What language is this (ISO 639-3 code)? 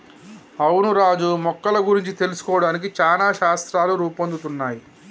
tel